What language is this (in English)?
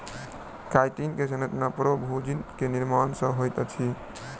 Maithili